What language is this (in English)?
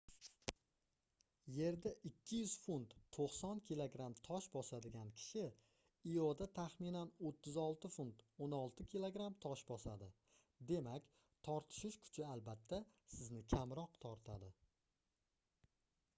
Uzbek